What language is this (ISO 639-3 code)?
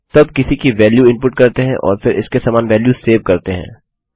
hin